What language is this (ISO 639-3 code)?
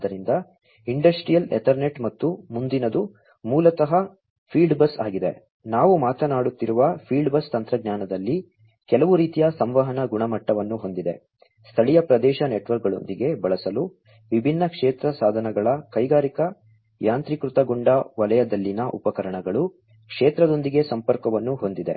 kan